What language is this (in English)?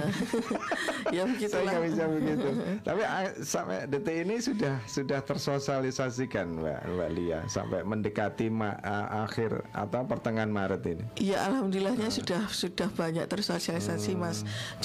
Indonesian